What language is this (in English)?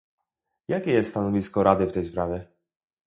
Polish